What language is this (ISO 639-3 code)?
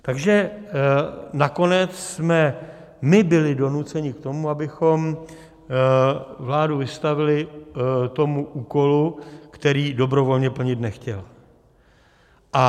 ces